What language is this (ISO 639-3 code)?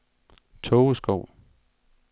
dan